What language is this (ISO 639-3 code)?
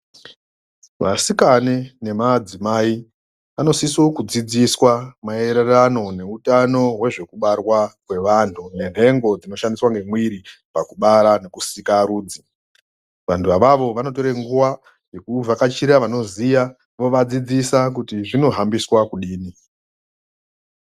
ndc